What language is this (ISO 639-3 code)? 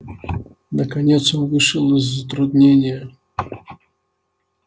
rus